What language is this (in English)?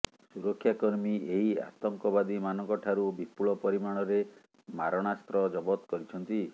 Odia